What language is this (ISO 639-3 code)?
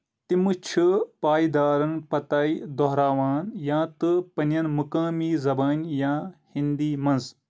kas